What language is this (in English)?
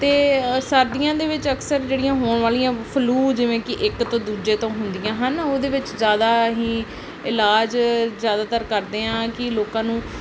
Punjabi